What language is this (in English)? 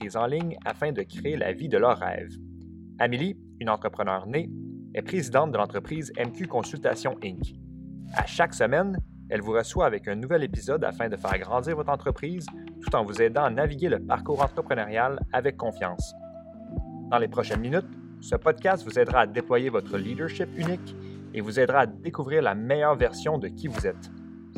French